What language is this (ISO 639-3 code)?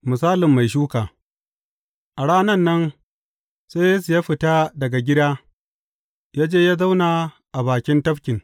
hau